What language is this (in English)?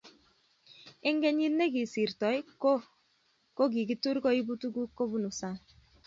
Kalenjin